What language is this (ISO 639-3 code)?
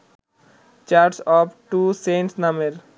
ben